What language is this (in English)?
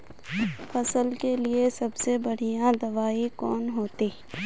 Magahi